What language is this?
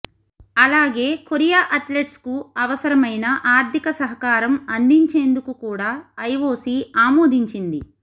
Telugu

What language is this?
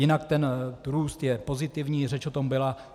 Czech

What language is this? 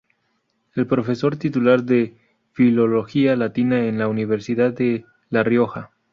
Spanish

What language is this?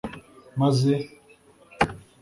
Kinyarwanda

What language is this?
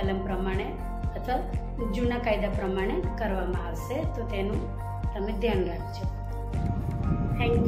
Gujarati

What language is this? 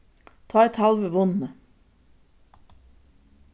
Faroese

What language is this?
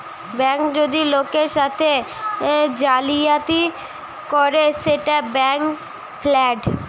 Bangla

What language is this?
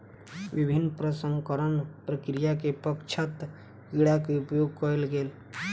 Maithili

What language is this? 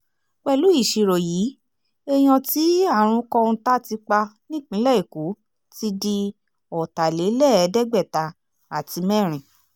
Yoruba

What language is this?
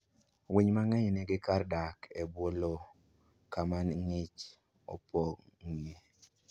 Luo (Kenya and Tanzania)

